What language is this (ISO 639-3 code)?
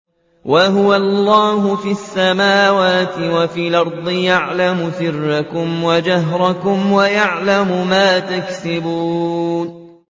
ara